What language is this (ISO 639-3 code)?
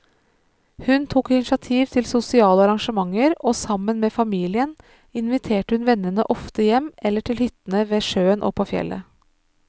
nor